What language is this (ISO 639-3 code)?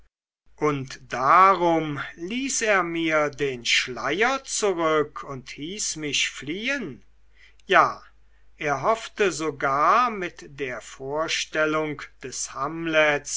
deu